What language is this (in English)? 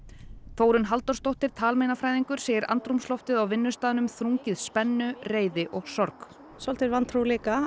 Icelandic